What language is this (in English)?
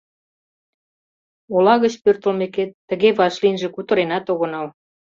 Mari